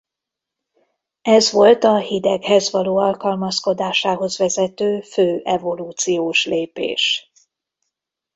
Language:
Hungarian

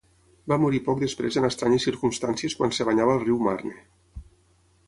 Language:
Catalan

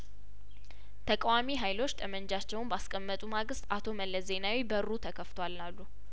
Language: Amharic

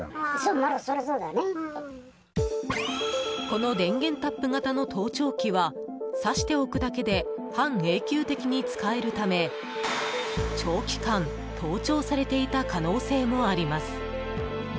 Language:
Japanese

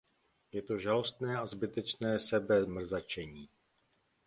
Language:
Czech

